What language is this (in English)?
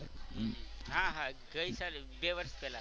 Gujarati